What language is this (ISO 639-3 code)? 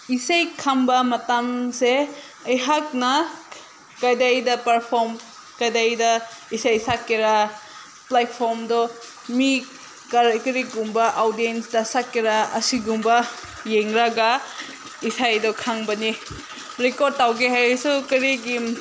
mni